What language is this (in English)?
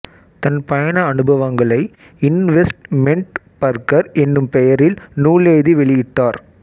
Tamil